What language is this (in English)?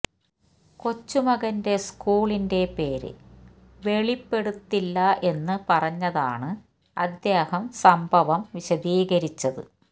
Malayalam